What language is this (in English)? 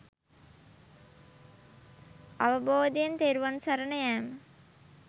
Sinhala